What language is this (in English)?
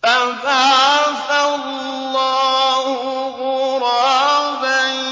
Arabic